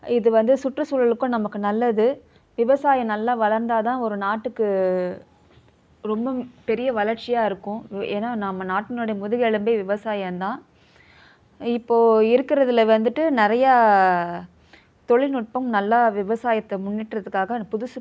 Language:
Tamil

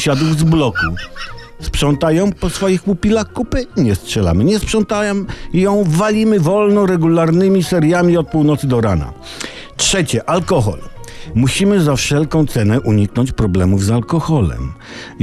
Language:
Polish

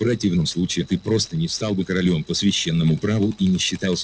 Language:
Russian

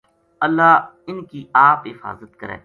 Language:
Gujari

